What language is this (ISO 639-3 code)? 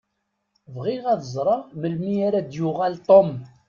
kab